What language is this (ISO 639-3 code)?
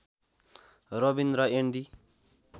nep